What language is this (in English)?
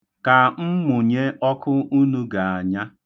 Igbo